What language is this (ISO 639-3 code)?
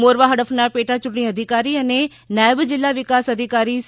guj